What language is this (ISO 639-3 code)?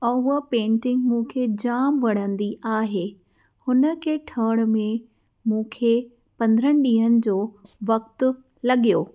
snd